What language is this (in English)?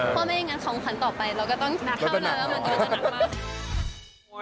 Thai